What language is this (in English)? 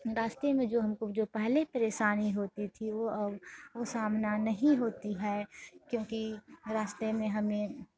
Hindi